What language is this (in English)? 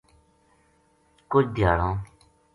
Gujari